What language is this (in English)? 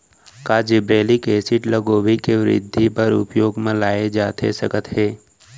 Chhattisgarhi